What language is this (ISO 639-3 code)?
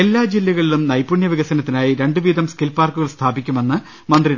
mal